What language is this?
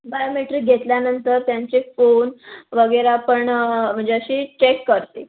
Marathi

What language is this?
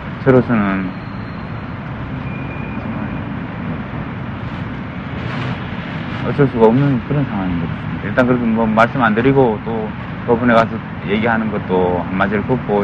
Korean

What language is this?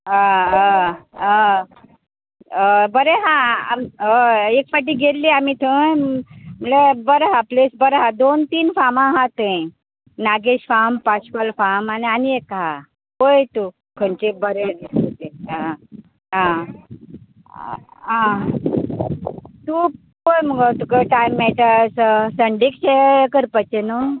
Konkani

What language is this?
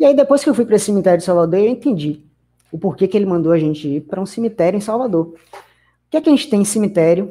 Portuguese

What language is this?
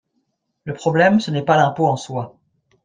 French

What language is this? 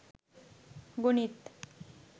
Bangla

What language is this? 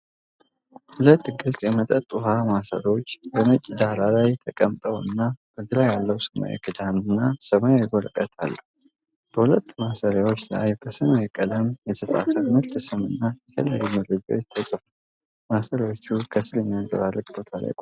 Amharic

